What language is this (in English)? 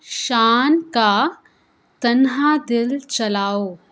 Urdu